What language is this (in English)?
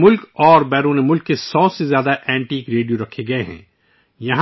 Urdu